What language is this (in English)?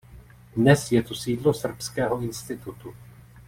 Czech